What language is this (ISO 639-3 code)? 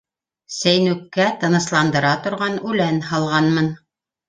bak